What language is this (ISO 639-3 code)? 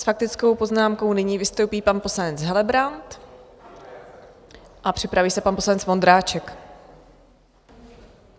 ces